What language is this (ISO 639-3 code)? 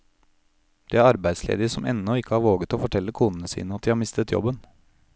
nor